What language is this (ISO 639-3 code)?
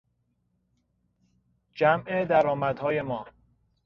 fas